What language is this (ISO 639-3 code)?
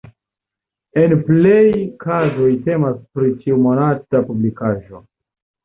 epo